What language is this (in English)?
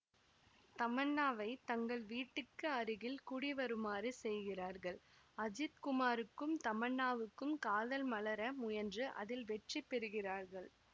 Tamil